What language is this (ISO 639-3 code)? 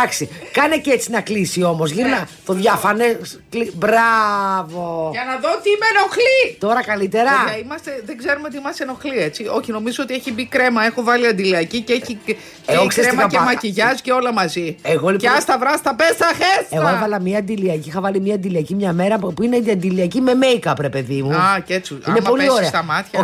ell